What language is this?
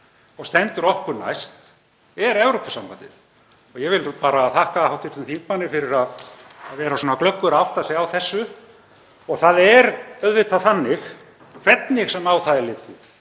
Icelandic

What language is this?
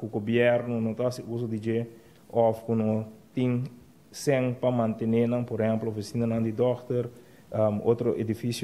Dutch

